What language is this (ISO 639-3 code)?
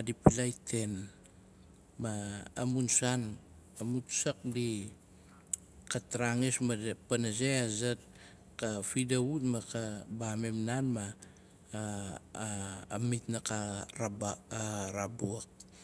nal